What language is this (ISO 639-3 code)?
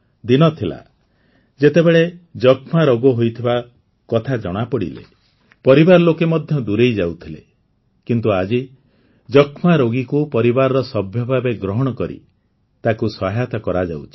ori